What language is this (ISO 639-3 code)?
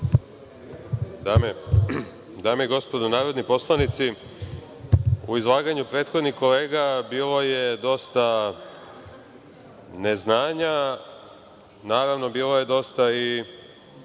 srp